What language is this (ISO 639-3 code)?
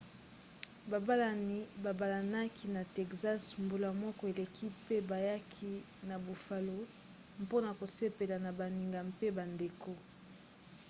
lin